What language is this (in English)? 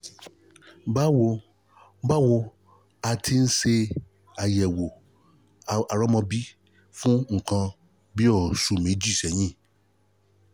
Yoruba